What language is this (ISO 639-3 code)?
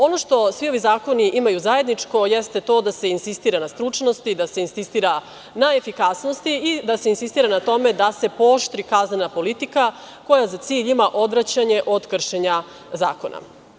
srp